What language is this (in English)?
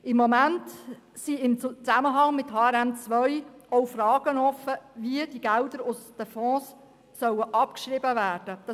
Swiss German